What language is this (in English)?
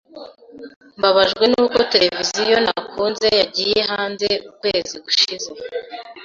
Kinyarwanda